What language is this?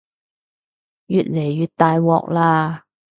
Cantonese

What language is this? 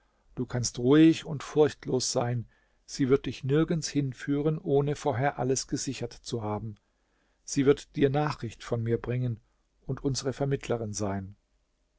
German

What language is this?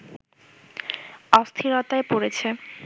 Bangla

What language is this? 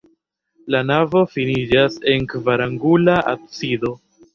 Esperanto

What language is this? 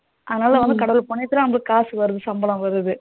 Tamil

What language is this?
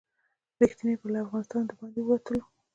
Pashto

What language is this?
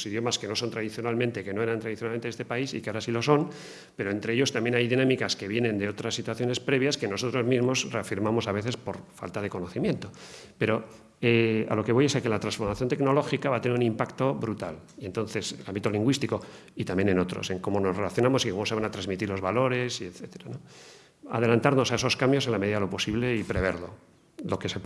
Spanish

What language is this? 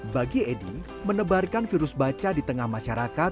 Indonesian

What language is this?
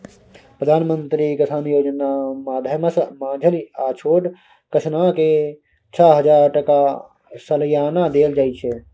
Maithili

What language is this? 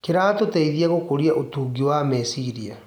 Kikuyu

